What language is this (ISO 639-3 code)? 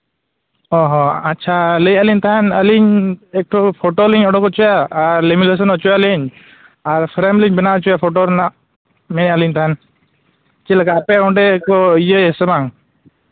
sat